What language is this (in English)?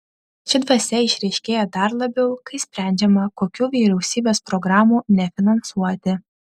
Lithuanian